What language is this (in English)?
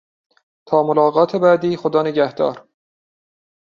Persian